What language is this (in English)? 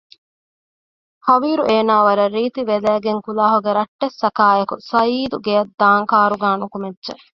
Divehi